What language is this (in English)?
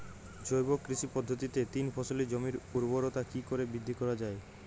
Bangla